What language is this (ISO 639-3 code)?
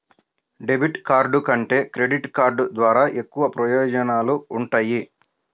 tel